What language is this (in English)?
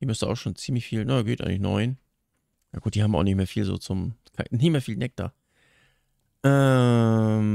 German